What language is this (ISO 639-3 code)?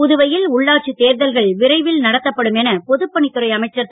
tam